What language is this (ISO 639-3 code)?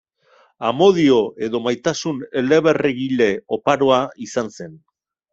eus